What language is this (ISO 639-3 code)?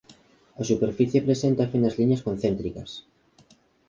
glg